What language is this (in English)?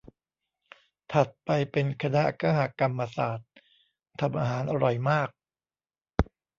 Thai